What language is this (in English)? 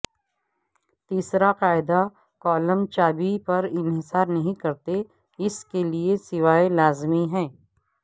Urdu